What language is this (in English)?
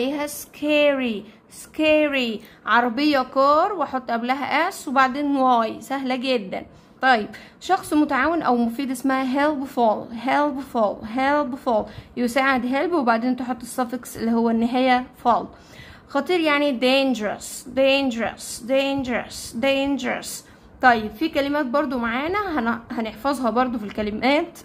Arabic